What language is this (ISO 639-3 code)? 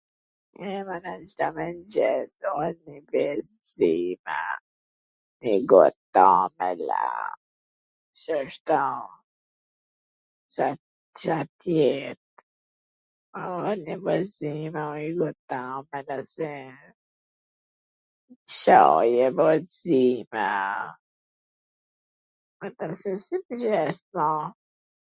aln